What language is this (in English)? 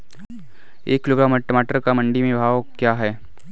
Hindi